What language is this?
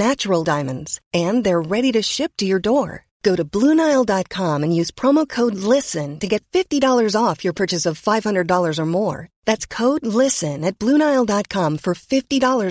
Slovak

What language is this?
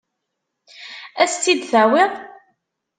Kabyle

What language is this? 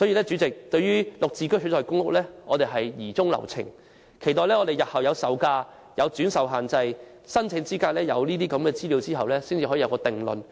Cantonese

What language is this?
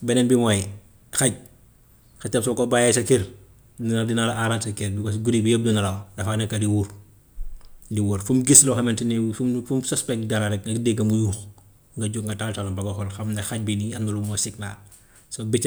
Gambian Wolof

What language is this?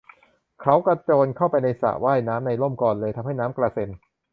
Thai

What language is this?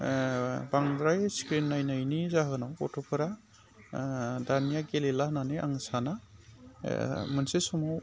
Bodo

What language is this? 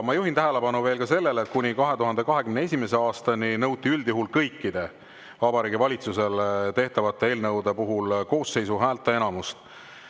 Estonian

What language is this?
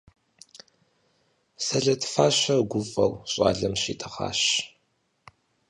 Kabardian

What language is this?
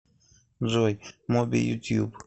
Russian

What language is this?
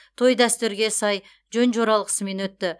Kazakh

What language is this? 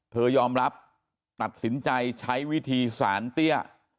Thai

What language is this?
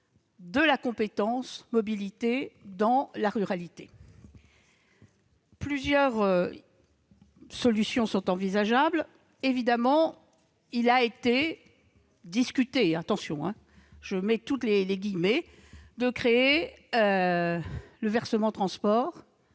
French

